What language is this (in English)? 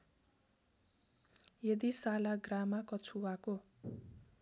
Nepali